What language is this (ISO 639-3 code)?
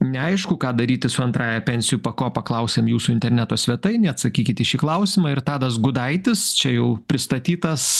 lit